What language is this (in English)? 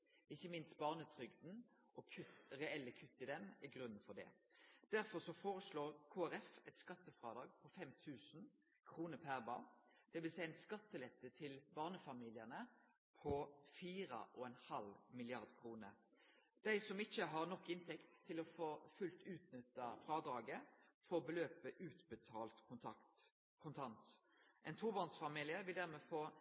Norwegian Nynorsk